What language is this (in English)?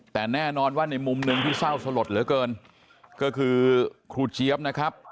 Thai